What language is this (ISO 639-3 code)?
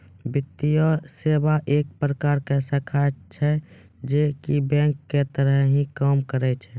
mai